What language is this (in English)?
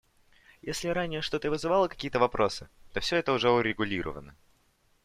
Russian